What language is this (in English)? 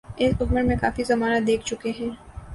Urdu